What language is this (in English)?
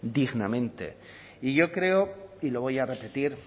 Spanish